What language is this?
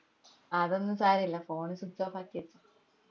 Malayalam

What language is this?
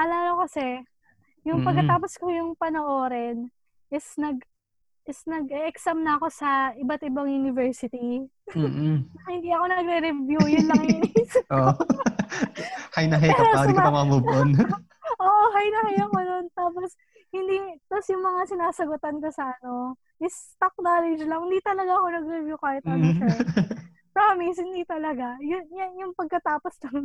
Filipino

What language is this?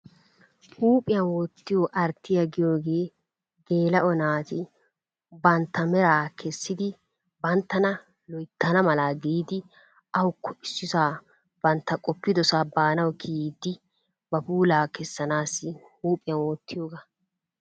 Wolaytta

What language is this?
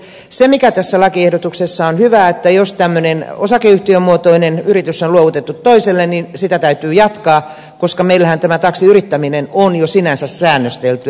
Finnish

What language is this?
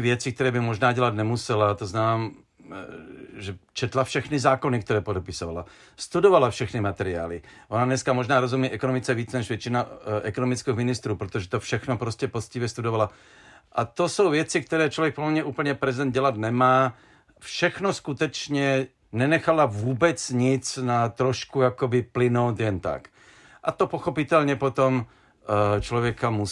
Czech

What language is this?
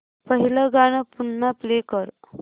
Marathi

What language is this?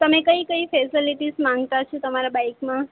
Gujarati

